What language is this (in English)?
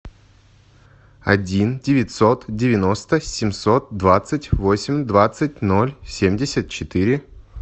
Russian